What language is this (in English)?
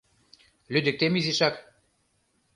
Mari